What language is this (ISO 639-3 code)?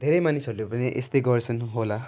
nep